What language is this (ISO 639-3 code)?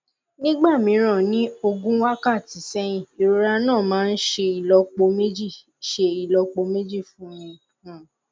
yor